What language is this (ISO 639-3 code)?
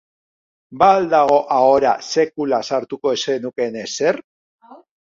eus